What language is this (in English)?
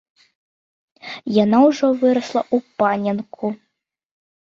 Belarusian